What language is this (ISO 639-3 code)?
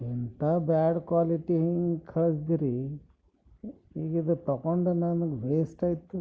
kan